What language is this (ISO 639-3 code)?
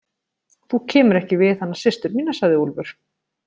isl